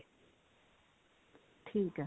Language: Punjabi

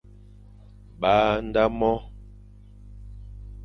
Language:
Fang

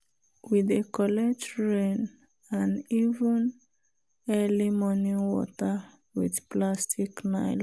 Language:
Nigerian Pidgin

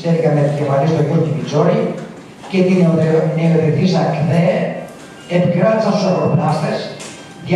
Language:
Greek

